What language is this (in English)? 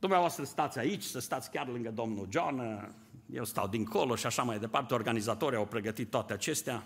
Romanian